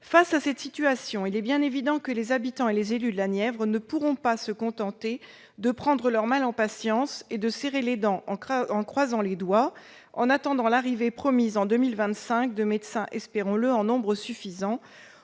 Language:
French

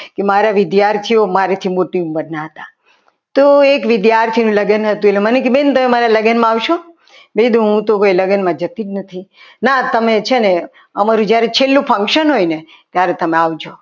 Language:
Gujarati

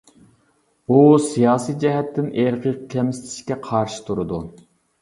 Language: Uyghur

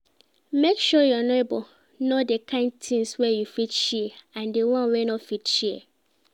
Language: Nigerian Pidgin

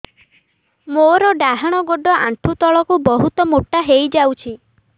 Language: Odia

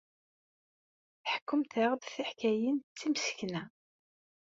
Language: Kabyle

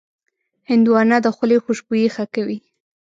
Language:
Pashto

